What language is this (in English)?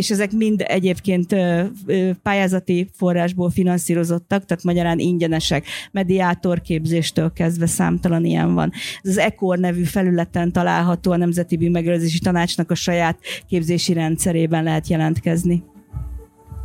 Hungarian